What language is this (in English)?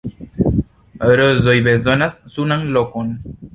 Esperanto